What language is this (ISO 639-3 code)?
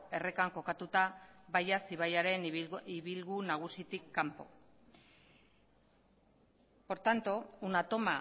eus